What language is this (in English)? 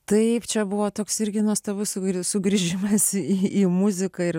Lithuanian